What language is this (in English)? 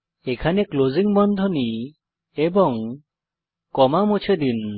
Bangla